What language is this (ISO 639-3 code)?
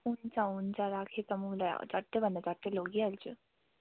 nep